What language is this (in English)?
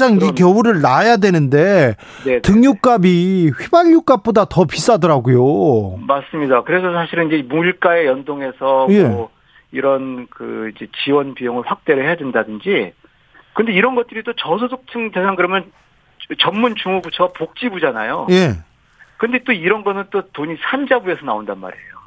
Korean